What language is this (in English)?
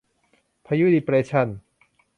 Thai